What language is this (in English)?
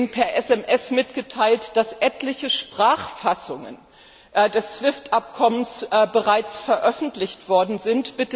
German